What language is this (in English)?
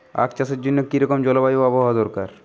Bangla